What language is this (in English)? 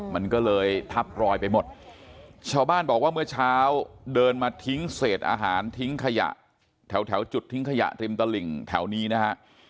Thai